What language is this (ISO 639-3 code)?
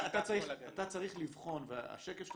heb